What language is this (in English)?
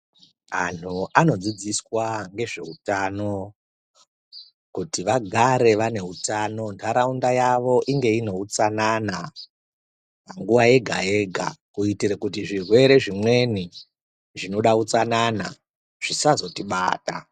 Ndau